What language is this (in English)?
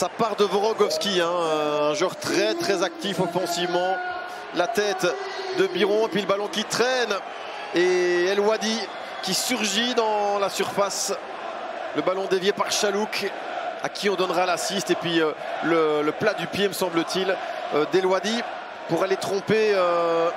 French